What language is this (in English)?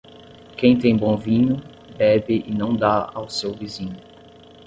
Portuguese